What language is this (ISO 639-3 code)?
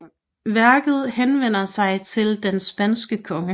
dan